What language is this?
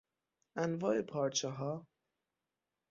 Persian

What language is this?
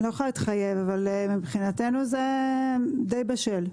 Hebrew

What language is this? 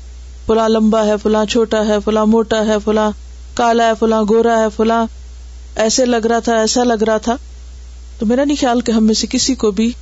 Urdu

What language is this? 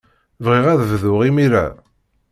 Kabyle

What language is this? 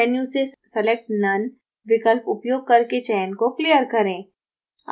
Hindi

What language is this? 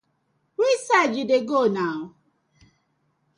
Nigerian Pidgin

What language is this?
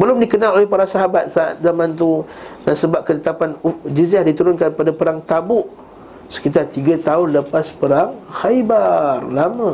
Malay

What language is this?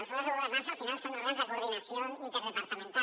Catalan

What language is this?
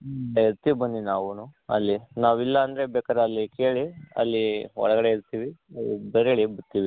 Kannada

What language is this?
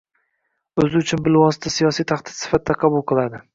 Uzbek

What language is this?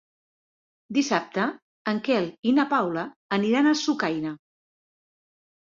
Catalan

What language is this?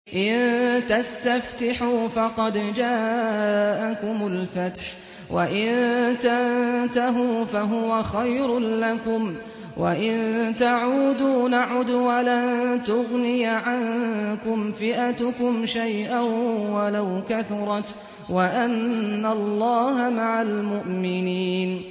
Arabic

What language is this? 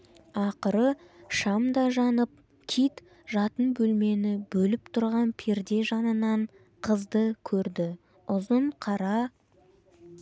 Kazakh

